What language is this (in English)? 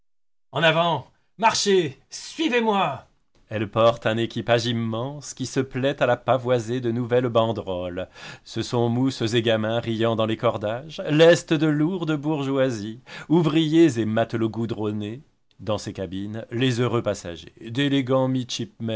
French